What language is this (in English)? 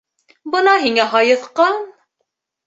Bashkir